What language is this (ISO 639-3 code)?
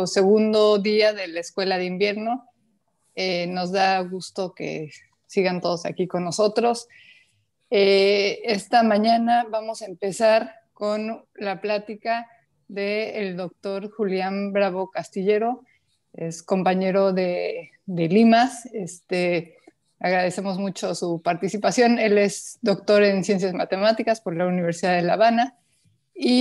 spa